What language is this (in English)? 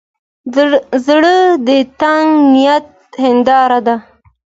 Pashto